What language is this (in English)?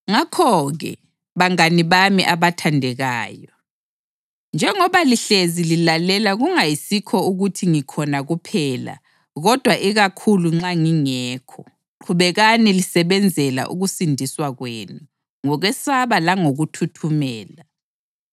North Ndebele